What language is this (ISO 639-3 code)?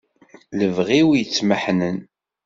kab